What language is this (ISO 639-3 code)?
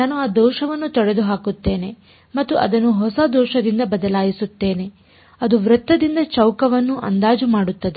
kan